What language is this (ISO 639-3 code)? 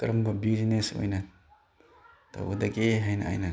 mni